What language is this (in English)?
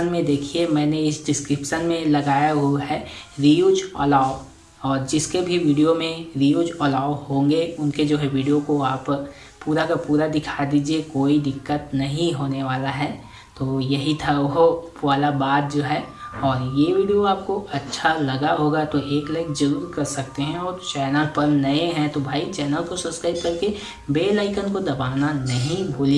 Hindi